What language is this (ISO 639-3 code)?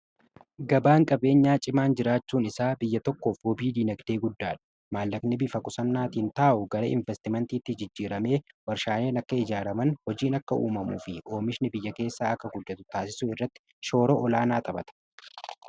orm